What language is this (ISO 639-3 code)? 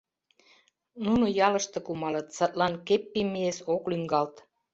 chm